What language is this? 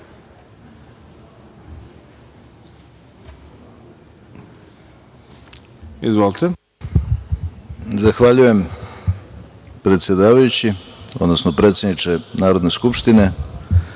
Serbian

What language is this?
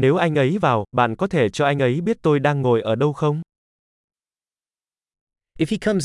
Vietnamese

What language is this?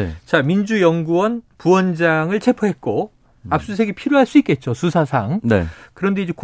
Korean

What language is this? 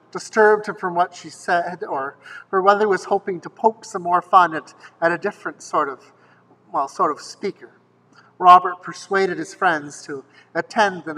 English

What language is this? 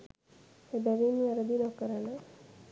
Sinhala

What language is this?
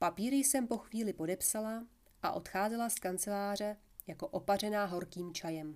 Czech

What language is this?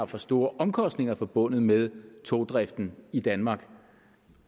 Danish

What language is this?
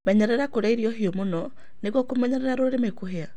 Kikuyu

